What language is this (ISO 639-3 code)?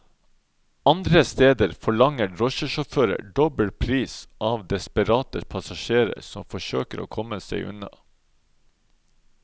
nor